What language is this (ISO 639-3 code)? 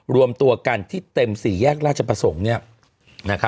tha